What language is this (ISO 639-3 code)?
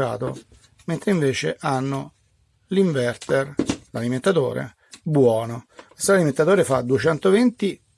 ita